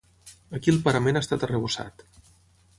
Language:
Catalan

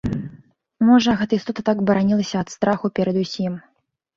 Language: Belarusian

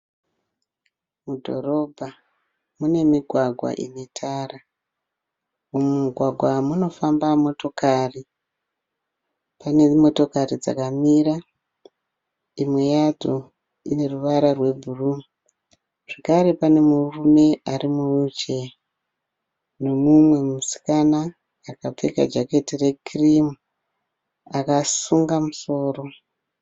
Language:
Shona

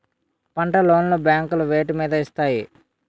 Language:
Telugu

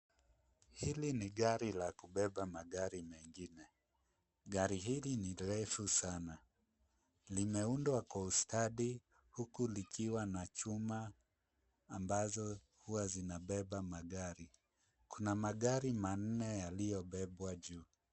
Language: Swahili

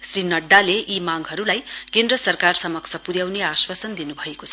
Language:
Nepali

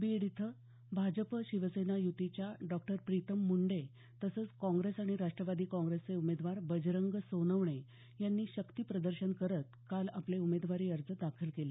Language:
Marathi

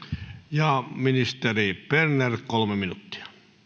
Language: Finnish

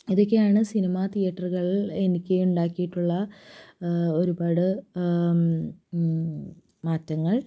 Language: Malayalam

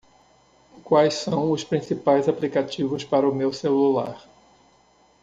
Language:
Portuguese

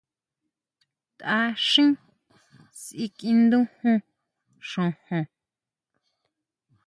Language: Huautla Mazatec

